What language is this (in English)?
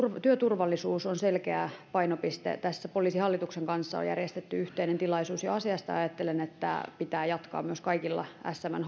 Finnish